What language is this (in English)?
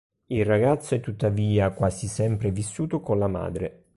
Italian